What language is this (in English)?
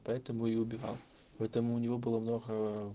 Russian